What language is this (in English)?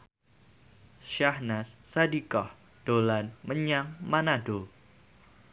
Javanese